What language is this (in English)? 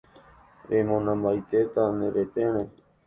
Guarani